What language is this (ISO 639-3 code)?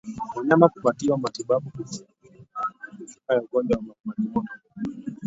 swa